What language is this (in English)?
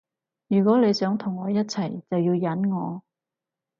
Cantonese